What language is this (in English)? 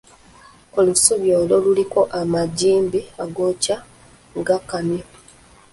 Ganda